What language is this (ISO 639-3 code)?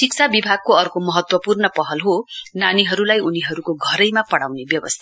nep